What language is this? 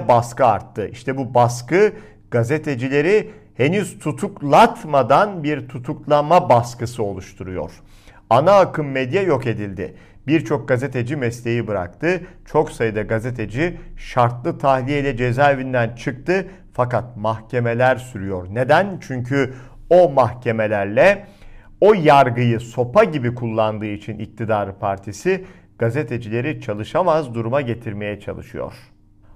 Turkish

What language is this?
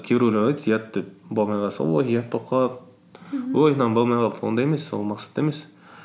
Kazakh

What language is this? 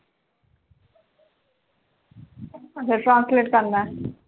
Punjabi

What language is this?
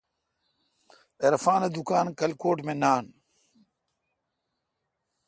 Kalkoti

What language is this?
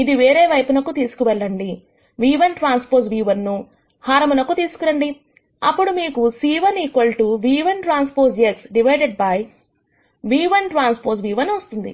Telugu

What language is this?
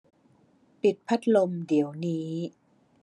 Thai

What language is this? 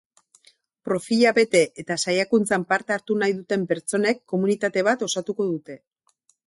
Basque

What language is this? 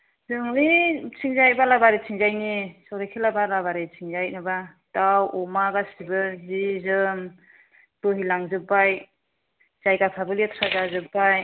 Bodo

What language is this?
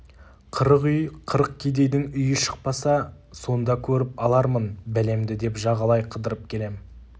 Kazakh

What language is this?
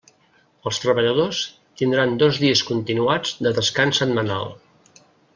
Catalan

